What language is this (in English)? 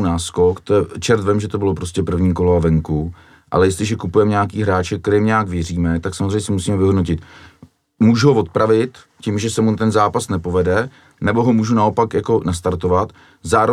Czech